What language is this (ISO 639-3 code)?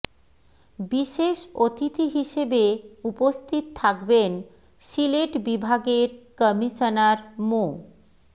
ben